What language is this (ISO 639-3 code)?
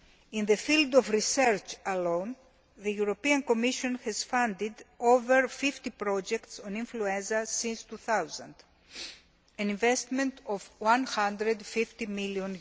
eng